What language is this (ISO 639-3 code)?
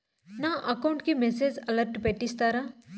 tel